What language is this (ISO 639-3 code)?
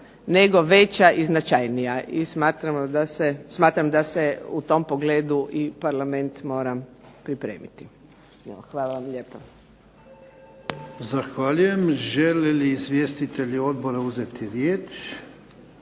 hrv